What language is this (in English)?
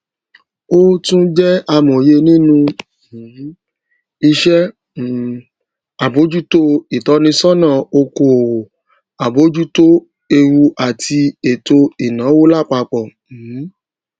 Yoruba